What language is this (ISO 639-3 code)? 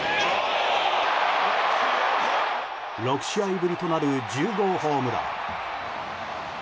jpn